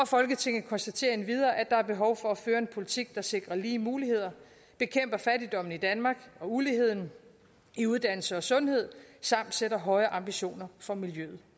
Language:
Danish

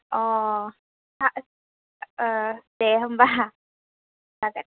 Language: Bodo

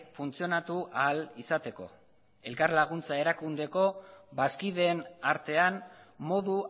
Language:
Basque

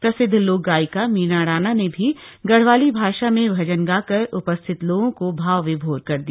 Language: Hindi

